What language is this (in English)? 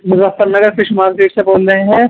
Urdu